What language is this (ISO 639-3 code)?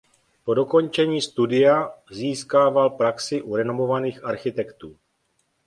ces